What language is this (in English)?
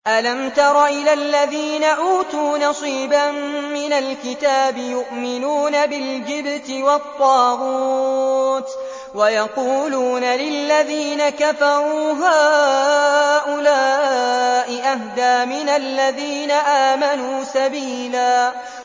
Arabic